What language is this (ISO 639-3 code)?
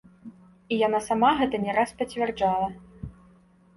bel